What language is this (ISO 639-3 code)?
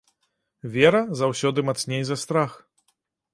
bel